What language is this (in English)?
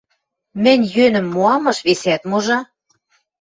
Western Mari